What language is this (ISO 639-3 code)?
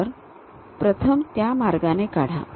mar